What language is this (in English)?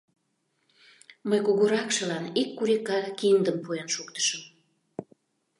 Mari